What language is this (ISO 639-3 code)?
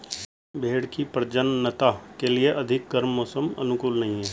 hin